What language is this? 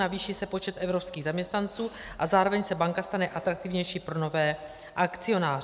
Czech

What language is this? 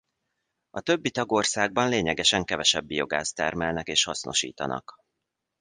Hungarian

